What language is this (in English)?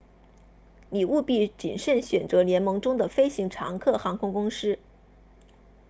Chinese